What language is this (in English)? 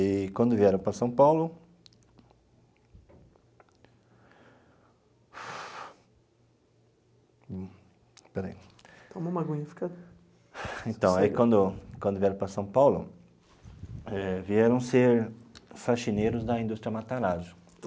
Portuguese